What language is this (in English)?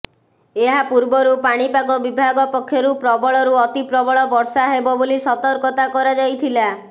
Odia